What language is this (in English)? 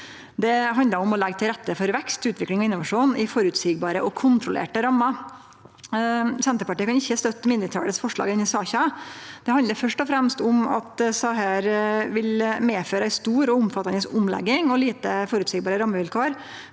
Norwegian